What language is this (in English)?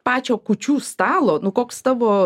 Lithuanian